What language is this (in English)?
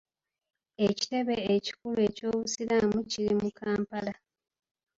Ganda